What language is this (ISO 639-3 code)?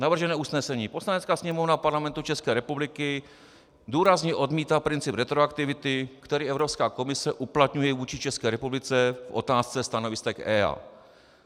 ces